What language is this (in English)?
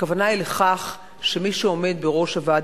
Hebrew